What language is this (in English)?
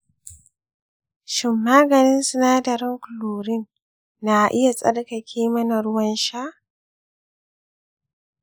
Hausa